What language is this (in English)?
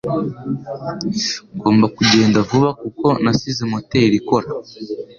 Kinyarwanda